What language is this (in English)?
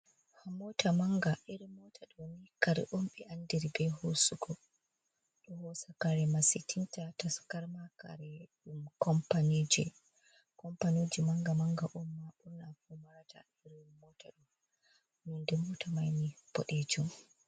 Fula